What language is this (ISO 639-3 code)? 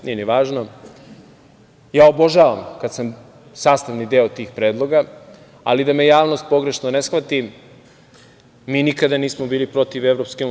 srp